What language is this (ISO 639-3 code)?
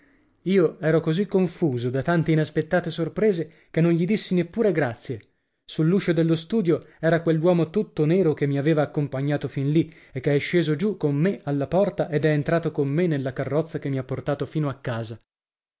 ita